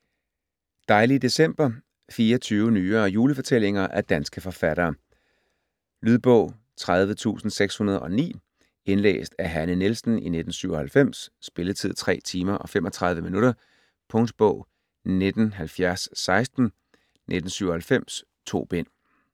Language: Danish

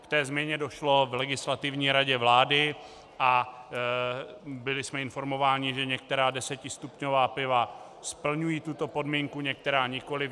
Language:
Czech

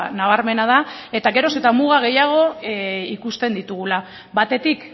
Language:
Basque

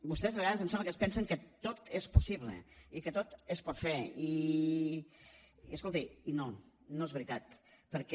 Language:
Catalan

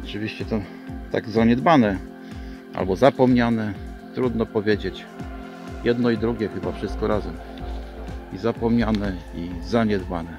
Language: Polish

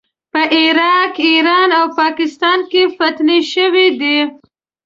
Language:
Pashto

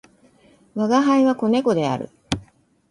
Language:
Japanese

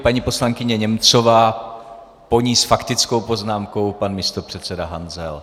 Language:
Czech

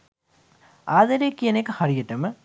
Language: Sinhala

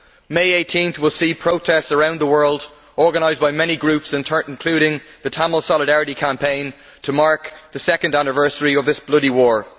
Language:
English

